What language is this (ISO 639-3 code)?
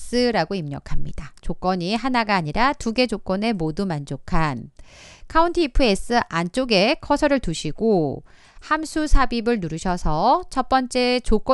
kor